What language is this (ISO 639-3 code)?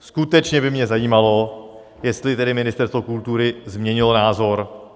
ces